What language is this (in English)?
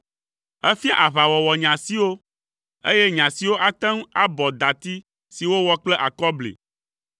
Ewe